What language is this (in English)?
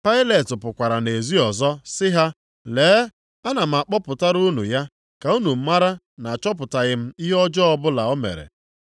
Igbo